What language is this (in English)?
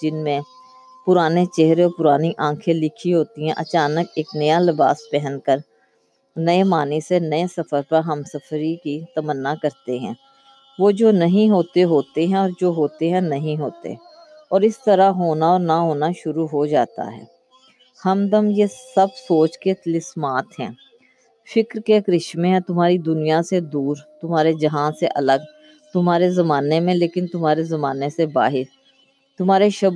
Urdu